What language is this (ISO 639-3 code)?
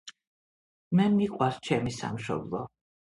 kat